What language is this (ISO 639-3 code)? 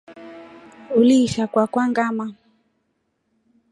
rof